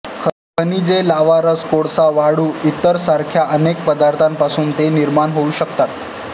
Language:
Marathi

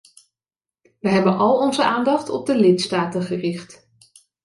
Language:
Dutch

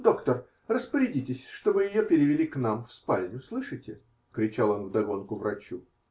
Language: Russian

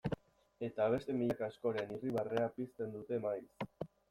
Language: Basque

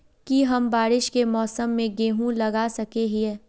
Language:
Magahi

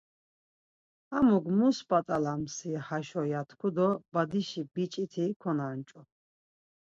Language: Laz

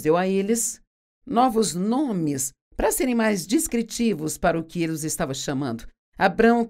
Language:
Portuguese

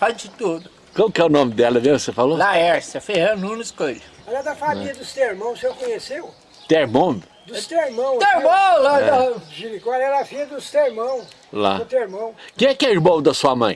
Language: Portuguese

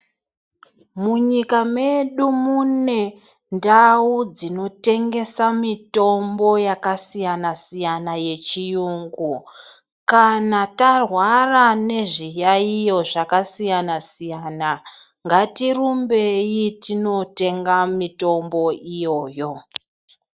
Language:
Ndau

